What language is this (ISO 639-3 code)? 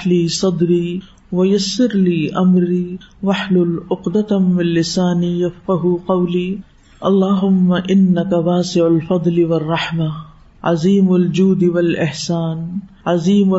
urd